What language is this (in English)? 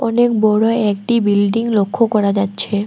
Bangla